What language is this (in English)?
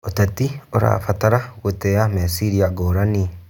Kikuyu